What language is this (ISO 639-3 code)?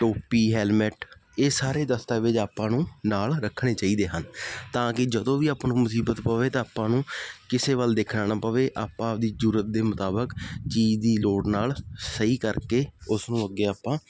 pan